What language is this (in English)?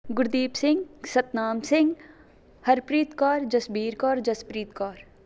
Punjabi